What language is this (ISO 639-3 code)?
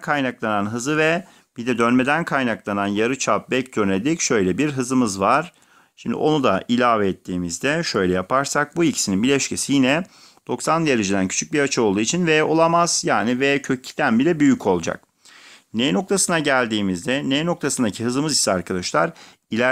tur